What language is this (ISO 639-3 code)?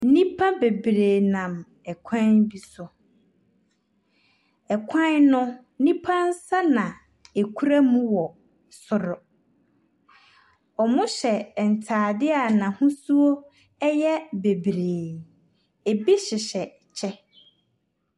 aka